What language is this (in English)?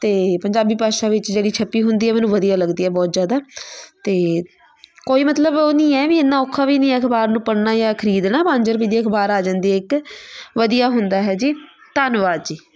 Punjabi